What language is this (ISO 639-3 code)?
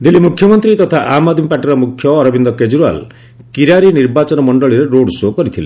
ori